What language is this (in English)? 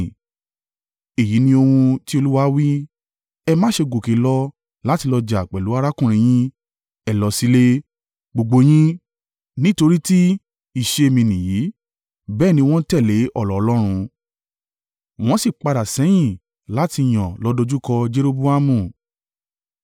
Yoruba